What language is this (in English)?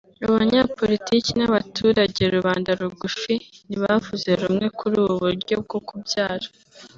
Kinyarwanda